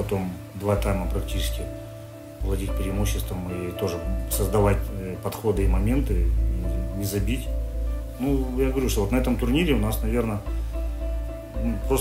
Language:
Russian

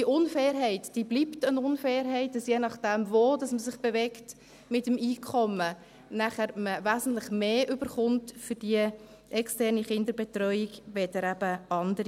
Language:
Swiss German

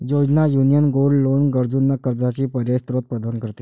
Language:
Marathi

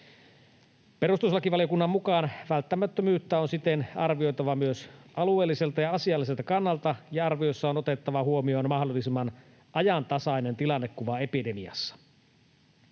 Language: Finnish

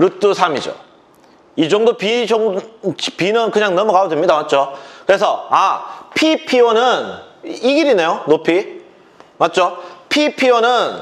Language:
Korean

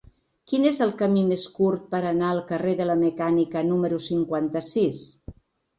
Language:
Catalan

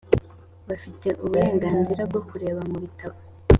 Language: Kinyarwanda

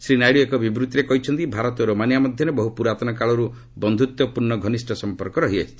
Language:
Odia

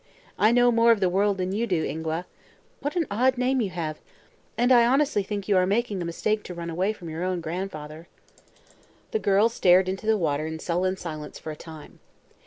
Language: English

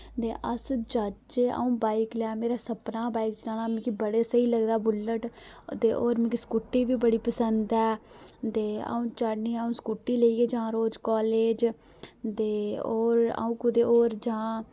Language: Dogri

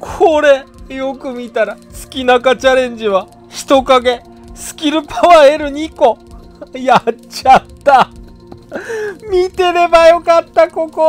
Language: Japanese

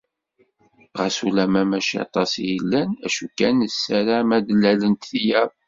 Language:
Kabyle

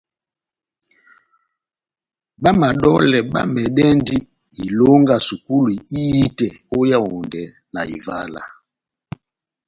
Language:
Batanga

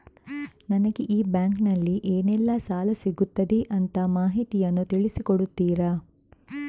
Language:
Kannada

